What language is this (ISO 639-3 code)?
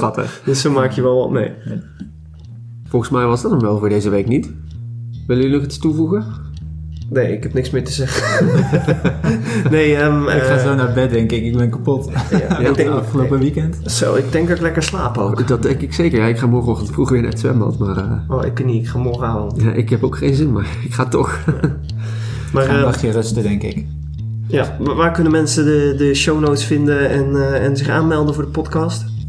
nld